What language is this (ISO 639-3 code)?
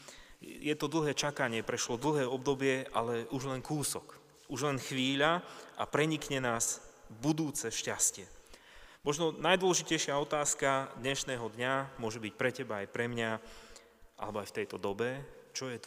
slk